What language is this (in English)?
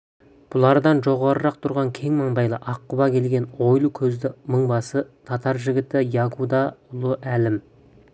Kazakh